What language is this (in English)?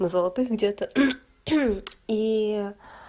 Russian